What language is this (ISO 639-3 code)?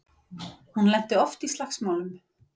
isl